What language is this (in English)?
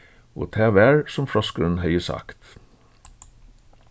Faroese